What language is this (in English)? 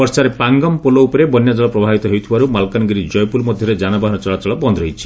Odia